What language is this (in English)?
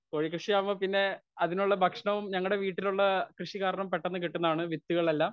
Malayalam